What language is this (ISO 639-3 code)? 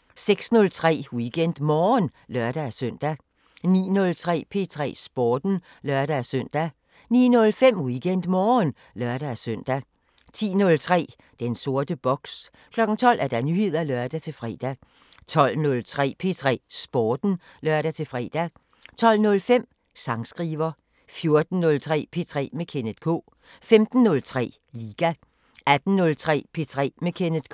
dan